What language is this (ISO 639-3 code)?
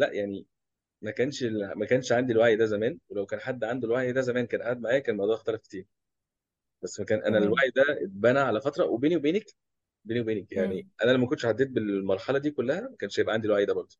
ara